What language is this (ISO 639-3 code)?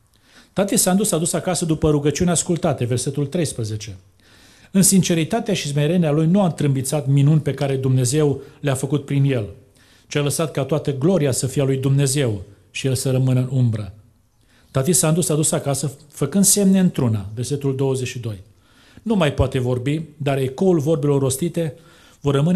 ron